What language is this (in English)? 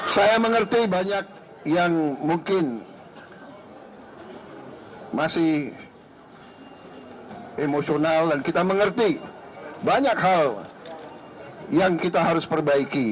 Indonesian